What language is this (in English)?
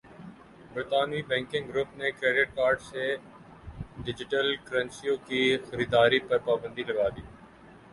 Urdu